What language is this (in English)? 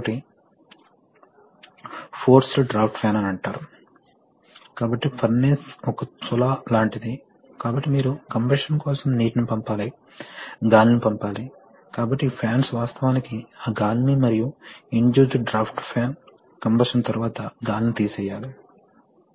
Telugu